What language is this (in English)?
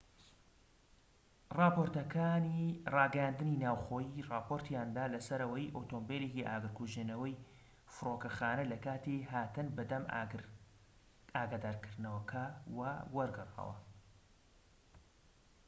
Central Kurdish